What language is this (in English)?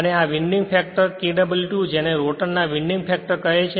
Gujarati